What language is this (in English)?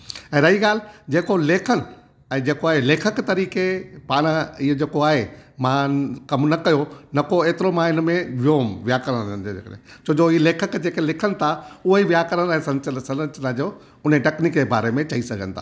Sindhi